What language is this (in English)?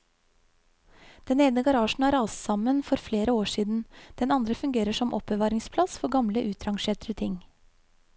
Norwegian